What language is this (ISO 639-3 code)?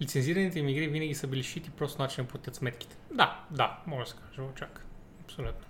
bul